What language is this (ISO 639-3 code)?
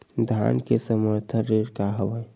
hne